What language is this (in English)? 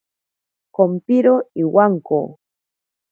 Ashéninka Perené